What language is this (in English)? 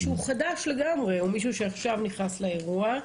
Hebrew